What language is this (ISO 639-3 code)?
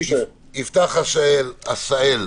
heb